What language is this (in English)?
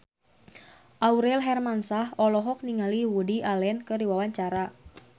Sundanese